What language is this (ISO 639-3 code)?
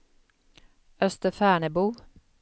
swe